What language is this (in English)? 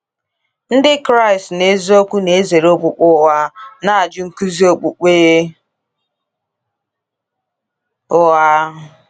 Igbo